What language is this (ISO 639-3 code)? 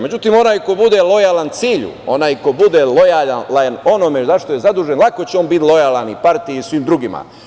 srp